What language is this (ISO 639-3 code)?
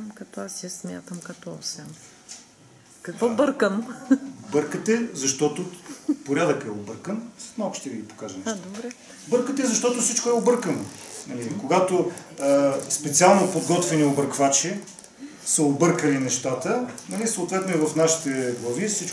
bul